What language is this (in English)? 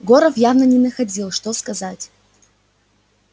Russian